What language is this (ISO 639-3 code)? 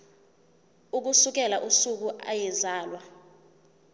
zul